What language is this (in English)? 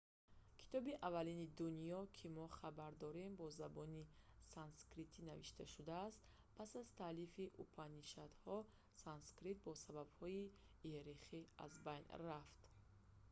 Tajik